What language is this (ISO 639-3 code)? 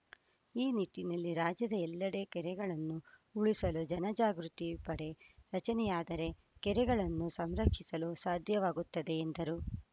kan